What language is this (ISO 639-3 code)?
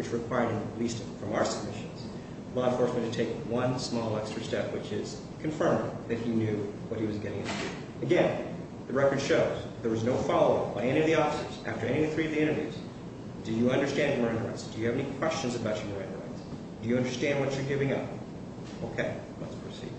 eng